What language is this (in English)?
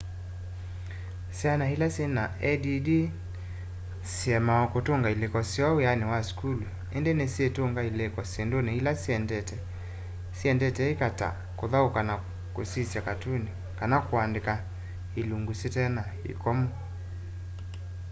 Kamba